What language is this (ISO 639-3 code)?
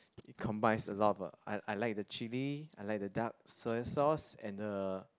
eng